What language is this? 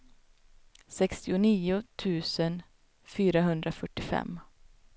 Swedish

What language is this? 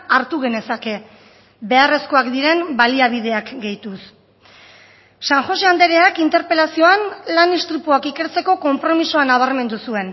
Basque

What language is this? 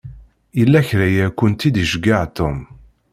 Kabyle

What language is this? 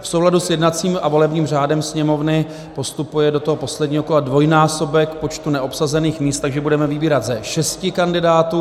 Czech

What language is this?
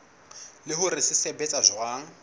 Southern Sotho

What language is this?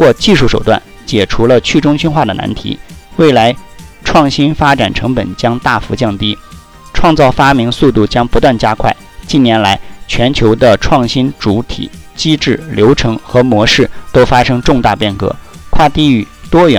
Chinese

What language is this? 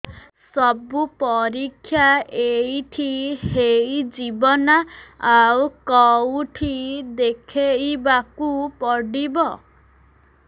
Odia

